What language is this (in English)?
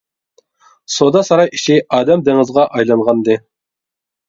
Uyghur